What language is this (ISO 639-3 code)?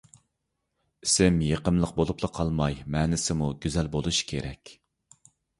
uig